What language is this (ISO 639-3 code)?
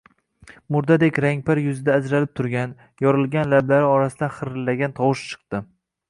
uzb